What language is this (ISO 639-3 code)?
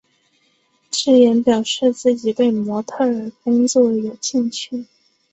zho